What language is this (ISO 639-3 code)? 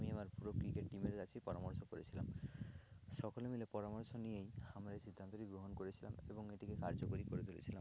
ben